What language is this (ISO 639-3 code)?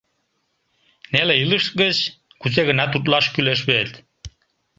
chm